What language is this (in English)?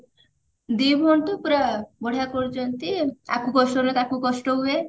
Odia